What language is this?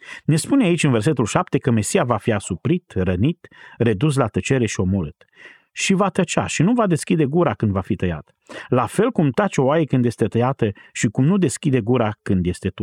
Romanian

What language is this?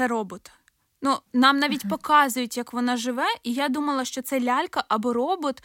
Ukrainian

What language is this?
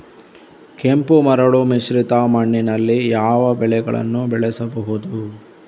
Kannada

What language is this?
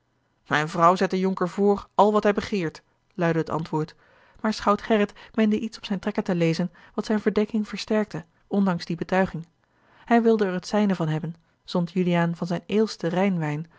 Dutch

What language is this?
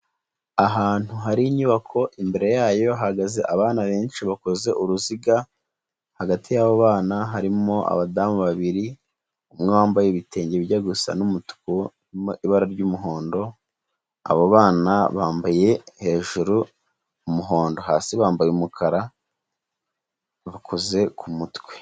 Kinyarwanda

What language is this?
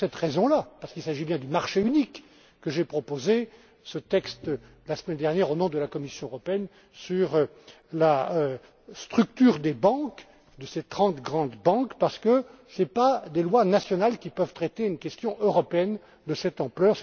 French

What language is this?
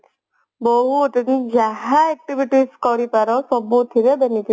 Odia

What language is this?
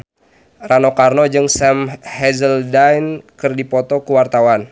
Sundanese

